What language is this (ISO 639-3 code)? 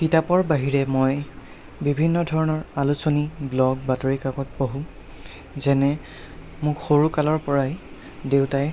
asm